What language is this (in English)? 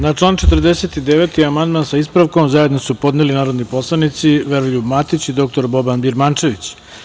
Serbian